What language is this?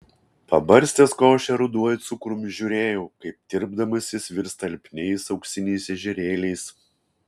Lithuanian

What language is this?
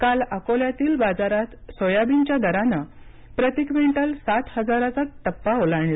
Marathi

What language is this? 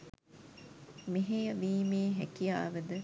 Sinhala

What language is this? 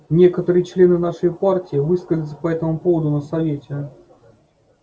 Russian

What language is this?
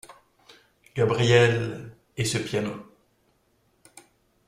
French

